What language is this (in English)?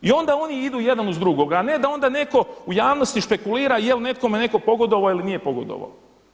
Croatian